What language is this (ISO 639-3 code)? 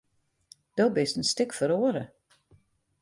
fry